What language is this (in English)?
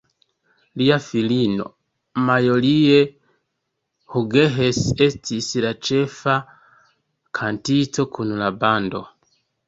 Esperanto